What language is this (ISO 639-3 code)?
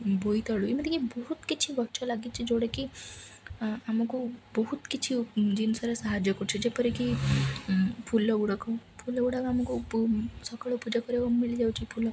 ori